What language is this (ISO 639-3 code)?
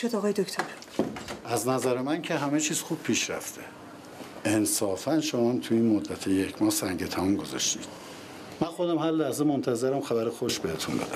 fas